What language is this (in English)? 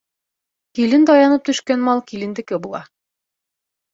Bashkir